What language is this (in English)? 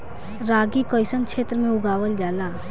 Bhojpuri